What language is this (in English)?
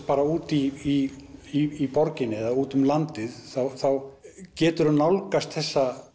Icelandic